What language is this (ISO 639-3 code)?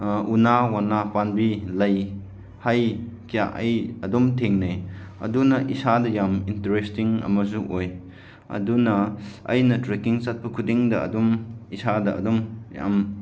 mni